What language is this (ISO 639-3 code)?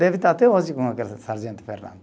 por